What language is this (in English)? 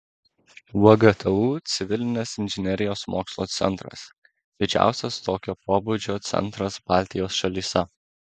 Lithuanian